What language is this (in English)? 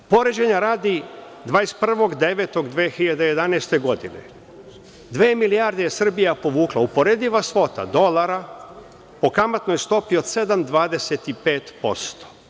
Serbian